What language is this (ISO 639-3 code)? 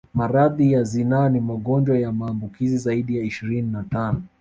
swa